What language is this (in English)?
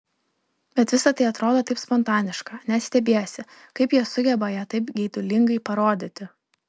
Lithuanian